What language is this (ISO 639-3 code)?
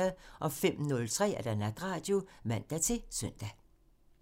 dan